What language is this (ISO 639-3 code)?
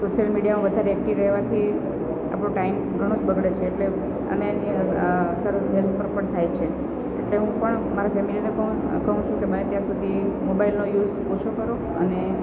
guj